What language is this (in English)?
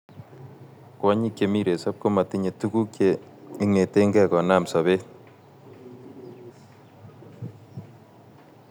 Kalenjin